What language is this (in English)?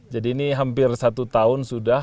Indonesian